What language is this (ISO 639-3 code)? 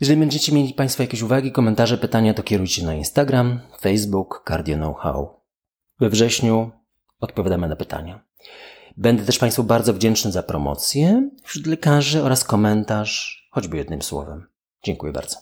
pol